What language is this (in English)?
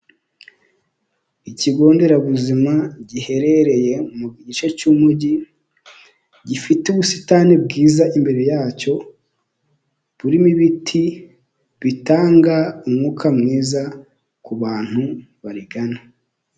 Kinyarwanda